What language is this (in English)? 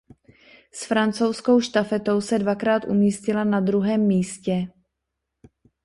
Czech